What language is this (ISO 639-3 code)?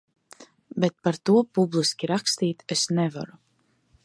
lav